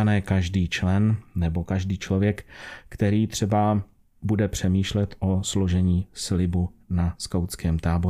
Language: Czech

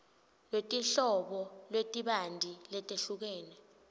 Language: Swati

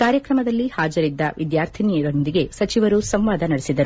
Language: Kannada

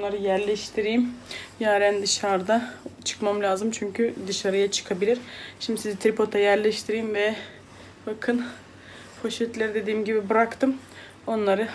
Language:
Turkish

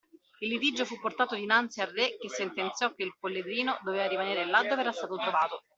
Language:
Italian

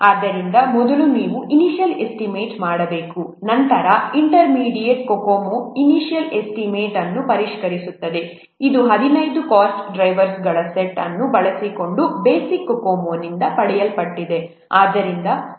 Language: Kannada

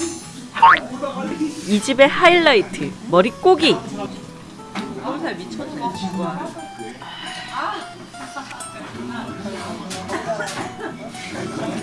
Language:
Korean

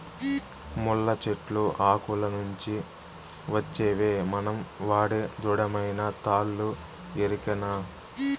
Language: Telugu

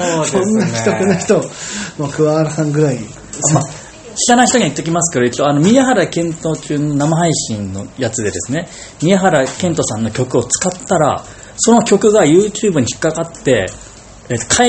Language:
Japanese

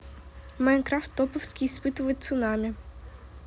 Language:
Russian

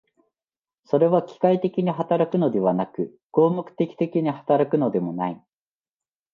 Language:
Japanese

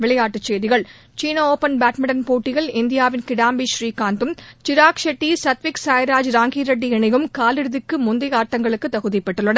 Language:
Tamil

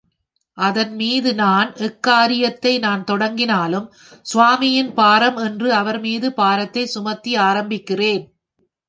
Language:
Tamil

